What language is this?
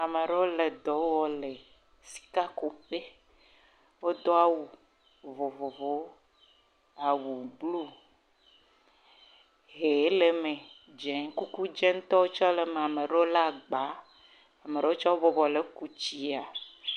Ewe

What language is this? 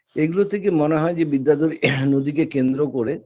Bangla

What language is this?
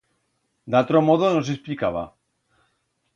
Aragonese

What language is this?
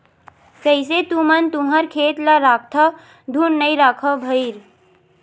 Chhattisgarhi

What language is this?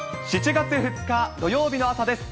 Japanese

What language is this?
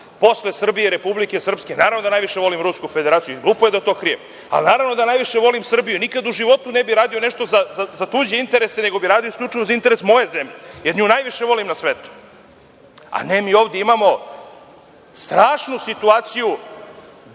Serbian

